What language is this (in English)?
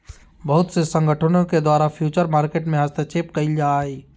Magahi